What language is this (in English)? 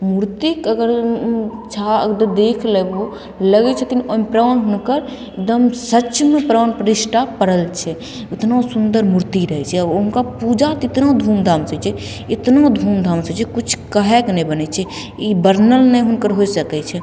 Maithili